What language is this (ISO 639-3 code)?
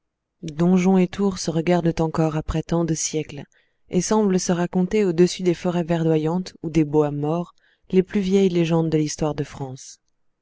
fra